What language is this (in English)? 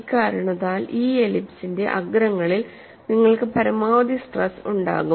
Malayalam